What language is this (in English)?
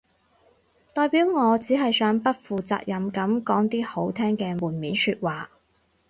Cantonese